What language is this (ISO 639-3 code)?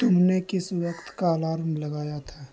urd